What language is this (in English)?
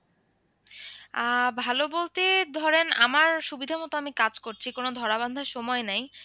Bangla